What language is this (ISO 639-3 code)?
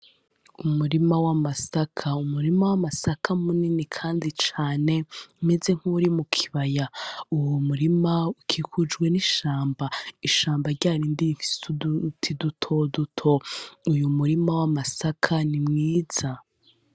run